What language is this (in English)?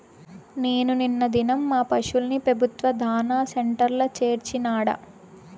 Telugu